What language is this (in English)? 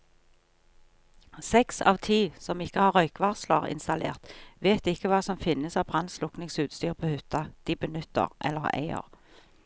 Norwegian